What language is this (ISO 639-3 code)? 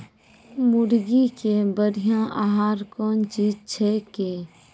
mai